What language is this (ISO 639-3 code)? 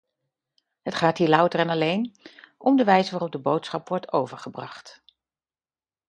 nld